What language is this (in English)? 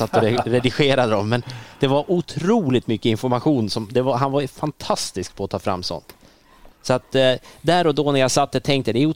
Swedish